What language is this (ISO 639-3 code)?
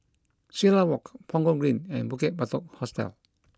eng